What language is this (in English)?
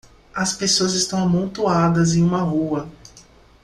Portuguese